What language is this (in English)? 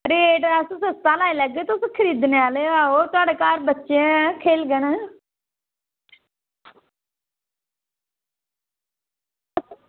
Dogri